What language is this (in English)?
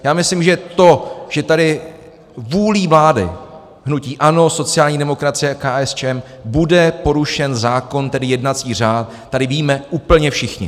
Czech